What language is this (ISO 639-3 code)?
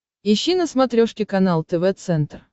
rus